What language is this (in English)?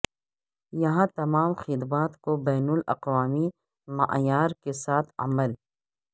Urdu